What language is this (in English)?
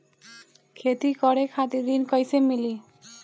Bhojpuri